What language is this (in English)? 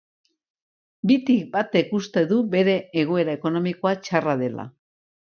Basque